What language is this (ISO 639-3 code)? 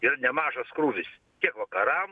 lit